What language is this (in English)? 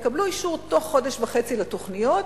Hebrew